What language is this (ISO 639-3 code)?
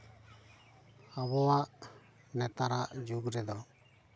sat